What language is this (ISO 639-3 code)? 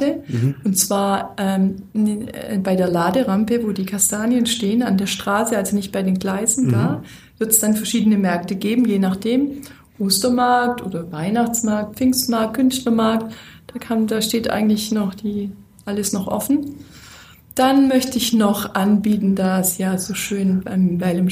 deu